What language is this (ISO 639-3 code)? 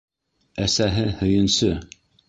bak